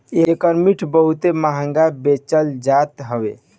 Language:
Bhojpuri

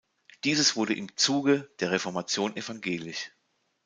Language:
German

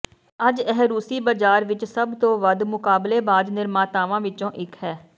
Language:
Punjabi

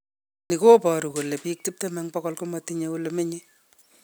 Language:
Kalenjin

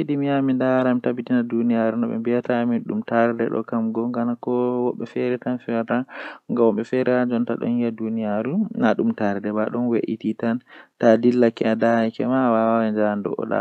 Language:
Western Niger Fulfulde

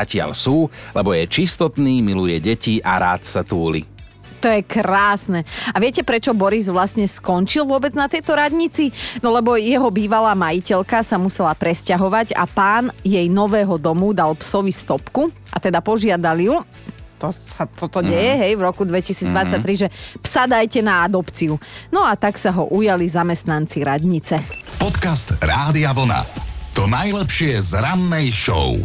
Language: Slovak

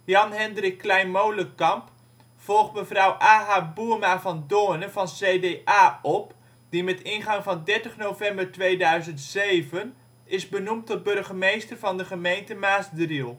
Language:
Dutch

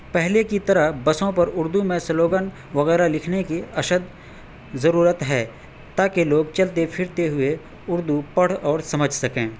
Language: Urdu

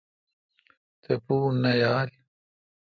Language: Kalkoti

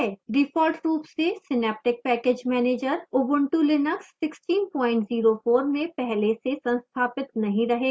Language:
Hindi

